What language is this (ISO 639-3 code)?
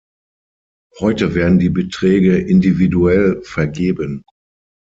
deu